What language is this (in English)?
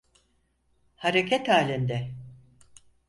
Turkish